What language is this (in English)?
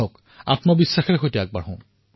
Assamese